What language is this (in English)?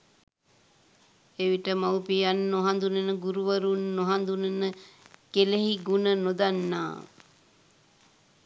Sinhala